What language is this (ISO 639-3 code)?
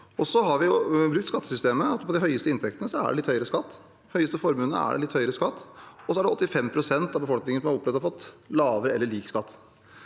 nor